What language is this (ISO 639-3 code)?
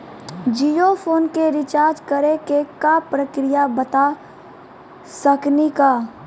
mai